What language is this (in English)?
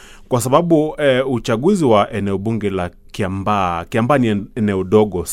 Swahili